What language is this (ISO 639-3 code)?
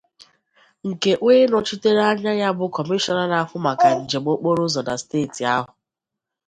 ibo